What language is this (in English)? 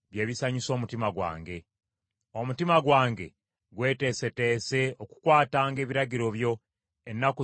Ganda